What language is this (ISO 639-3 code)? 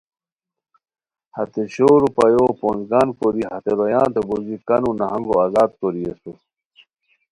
khw